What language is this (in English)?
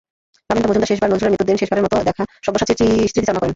Bangla